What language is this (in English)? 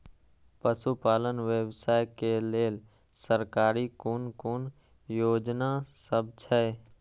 Maithili